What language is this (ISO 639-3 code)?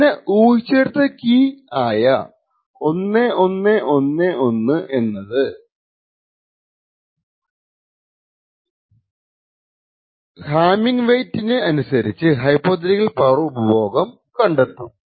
mal